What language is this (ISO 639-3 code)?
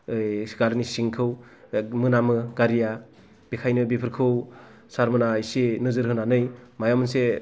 brx